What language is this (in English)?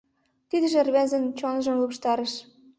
Mari